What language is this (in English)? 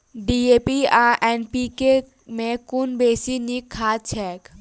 Maithili